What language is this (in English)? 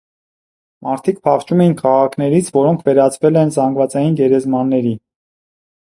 Armenian